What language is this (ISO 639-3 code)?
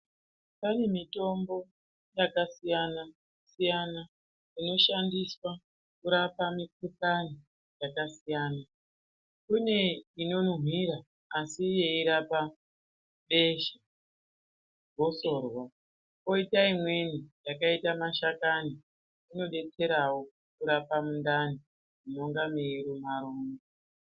ndc